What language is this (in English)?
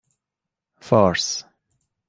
Persian